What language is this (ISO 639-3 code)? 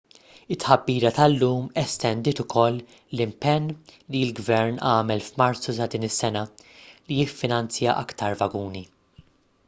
mlt